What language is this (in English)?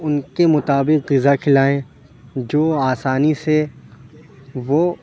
Urdu